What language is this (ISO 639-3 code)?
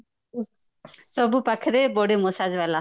ori